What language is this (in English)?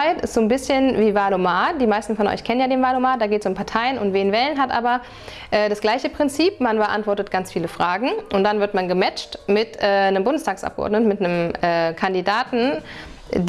German